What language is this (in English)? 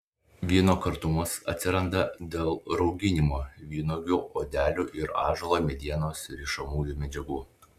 Lithuanian